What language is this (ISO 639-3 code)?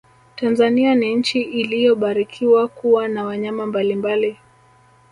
swa